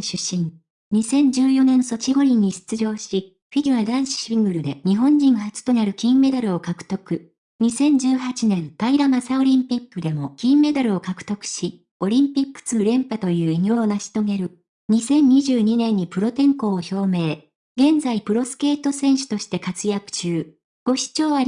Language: Japanese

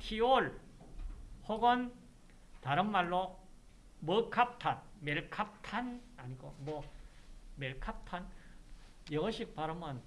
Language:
Korean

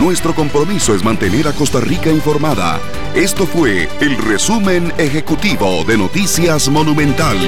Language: Spanish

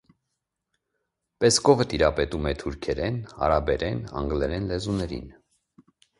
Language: Armenian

